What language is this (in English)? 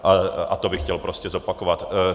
Czech